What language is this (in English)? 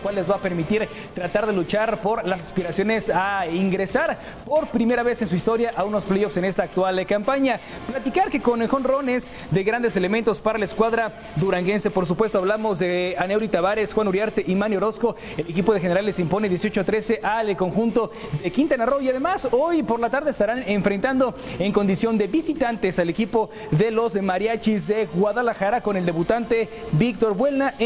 Spanish